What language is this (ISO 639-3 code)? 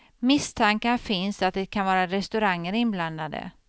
swe